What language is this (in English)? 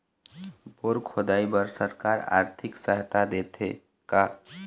Chhattisgarhi